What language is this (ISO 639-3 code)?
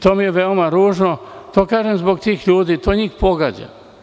srp